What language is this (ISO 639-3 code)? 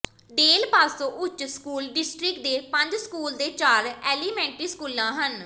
pan